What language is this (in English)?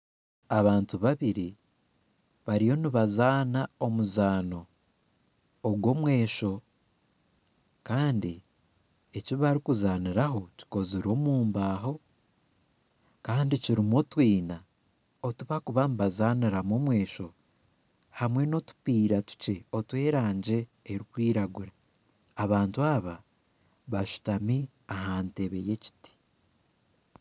Nyankole